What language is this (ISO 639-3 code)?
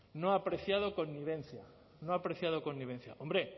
spa